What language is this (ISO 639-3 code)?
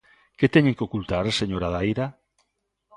glg